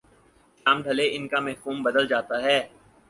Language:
Urdu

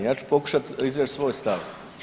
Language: Croatian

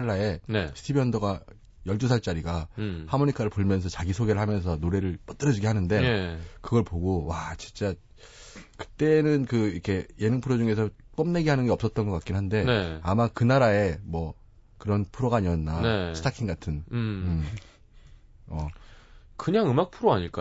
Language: Korean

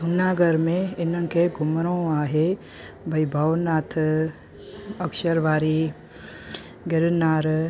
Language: Sindhi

